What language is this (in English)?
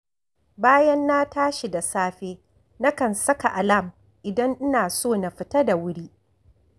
Hausa